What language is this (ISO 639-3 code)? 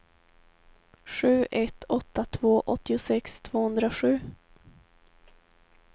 swe